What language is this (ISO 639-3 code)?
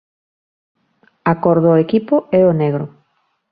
glg